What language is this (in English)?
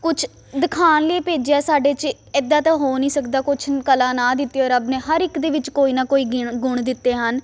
Punjabi